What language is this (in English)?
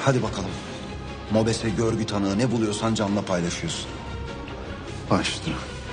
Turkish